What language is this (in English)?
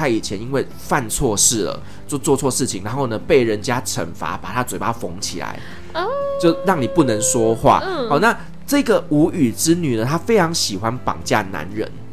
Chinese